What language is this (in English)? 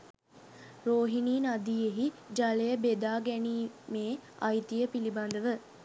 Sinhala